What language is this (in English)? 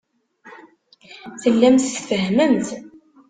Kabyle